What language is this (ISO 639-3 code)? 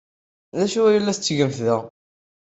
kab